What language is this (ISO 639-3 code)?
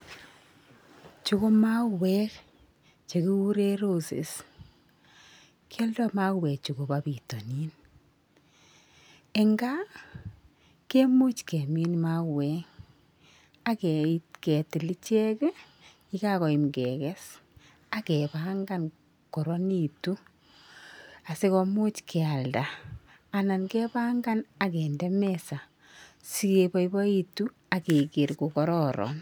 kln